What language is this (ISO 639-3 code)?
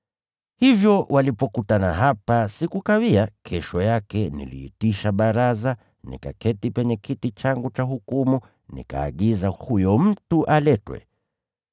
swa